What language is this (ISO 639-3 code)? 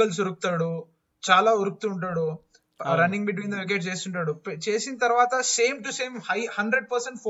tel